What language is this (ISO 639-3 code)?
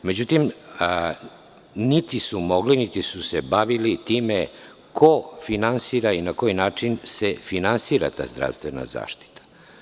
srp